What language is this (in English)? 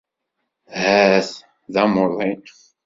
Kabyle